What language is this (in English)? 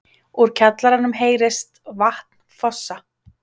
Icelandic